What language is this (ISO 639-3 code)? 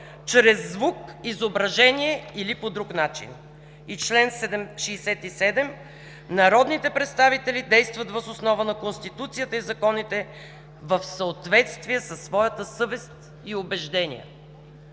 bul